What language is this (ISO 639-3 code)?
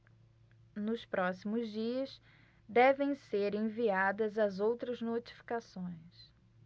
por